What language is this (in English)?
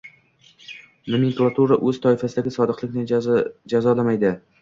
Uzbek